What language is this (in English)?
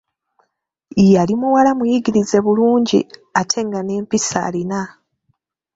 Ganda